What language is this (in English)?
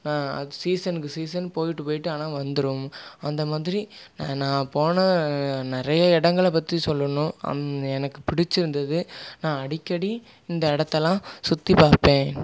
Tamil